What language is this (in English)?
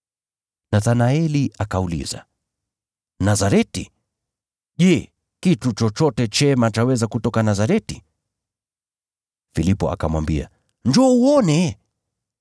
Swahili